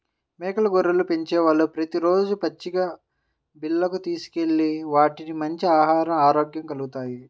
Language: Telugu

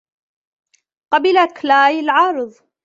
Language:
Arabic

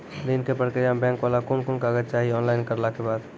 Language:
Maithili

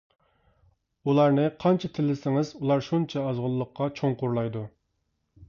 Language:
Uyghur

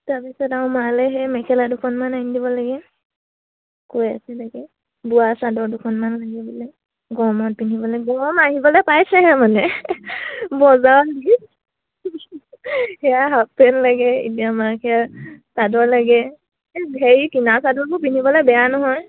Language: Assamese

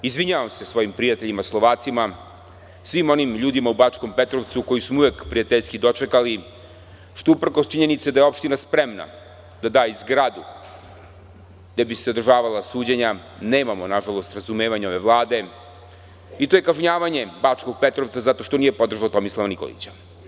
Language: Serbian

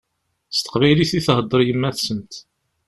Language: Kabyle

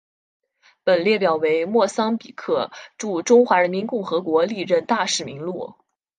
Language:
Chinese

